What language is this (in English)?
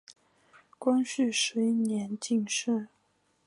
Chinese